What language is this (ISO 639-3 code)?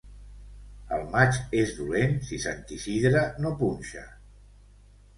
cat